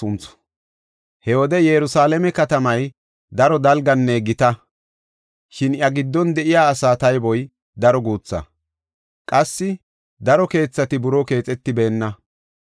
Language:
Gofa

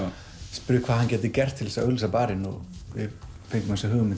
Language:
Icelandic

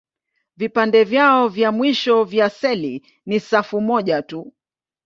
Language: Swahili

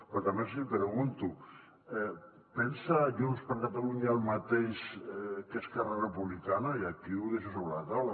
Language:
Catalan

